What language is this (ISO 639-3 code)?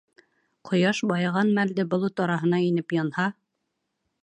bak